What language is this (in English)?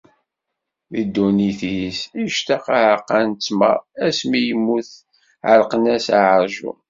Kabyle